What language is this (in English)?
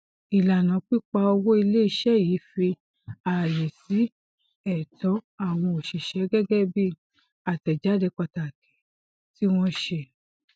Yoruba